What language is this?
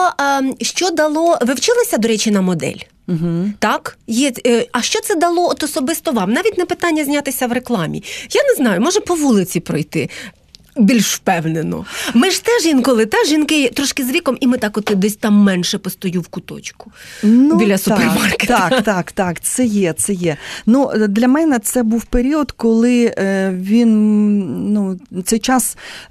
Ukrainian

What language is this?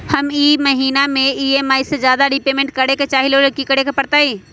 Magahi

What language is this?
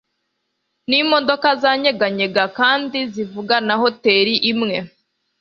Kinyarwanda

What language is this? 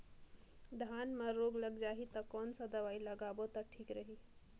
Chhattisgarhi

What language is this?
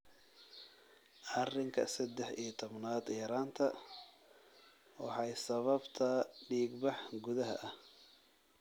Somali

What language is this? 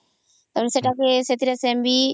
Odia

